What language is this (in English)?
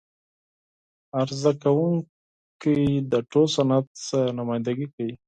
Pashto